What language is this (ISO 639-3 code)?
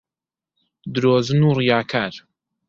ckb